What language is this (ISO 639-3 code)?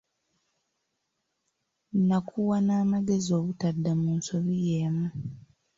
lug